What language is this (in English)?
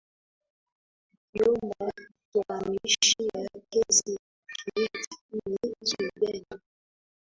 Swahili